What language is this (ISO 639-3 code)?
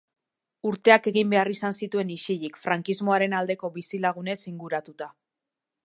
eus